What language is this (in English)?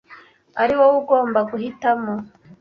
Kinyarwanda